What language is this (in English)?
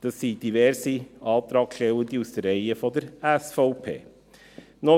Swiss German